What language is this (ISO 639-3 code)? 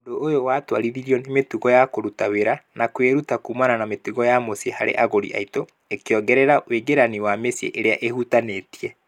kik